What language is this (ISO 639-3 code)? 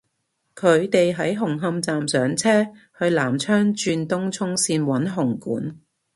yue